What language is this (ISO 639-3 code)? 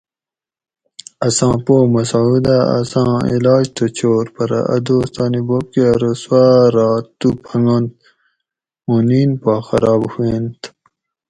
gwc